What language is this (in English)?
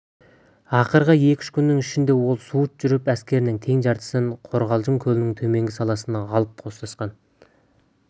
Kazakh